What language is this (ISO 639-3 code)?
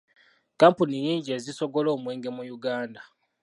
lug